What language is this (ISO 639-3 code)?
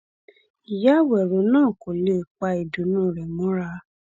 yor